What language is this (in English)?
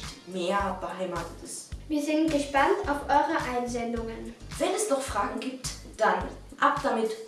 German